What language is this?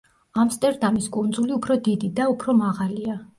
Georgian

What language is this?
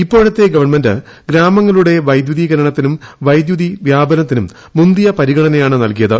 Malayalam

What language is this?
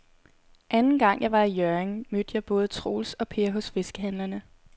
Danish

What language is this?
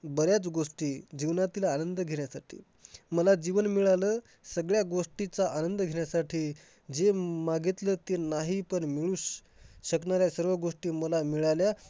Marathi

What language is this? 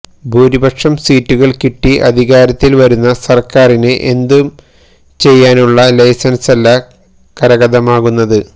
Malayalam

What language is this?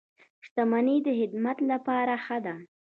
Pashto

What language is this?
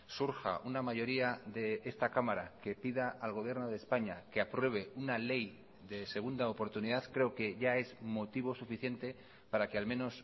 Spanish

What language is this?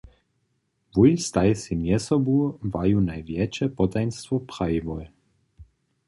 Upper Sorbian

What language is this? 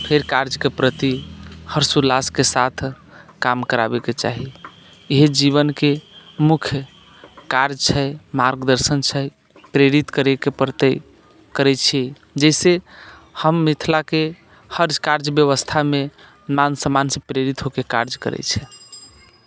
Maithili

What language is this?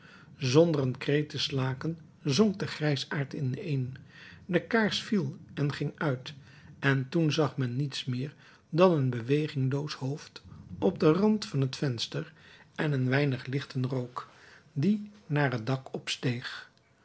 Dutch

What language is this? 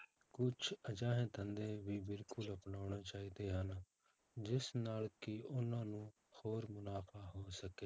Punjabi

